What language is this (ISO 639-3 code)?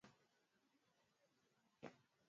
swa